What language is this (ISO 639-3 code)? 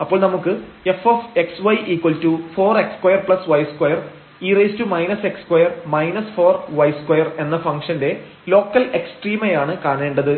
mal